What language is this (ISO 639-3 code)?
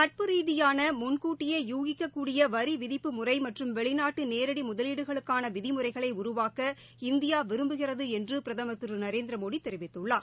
tam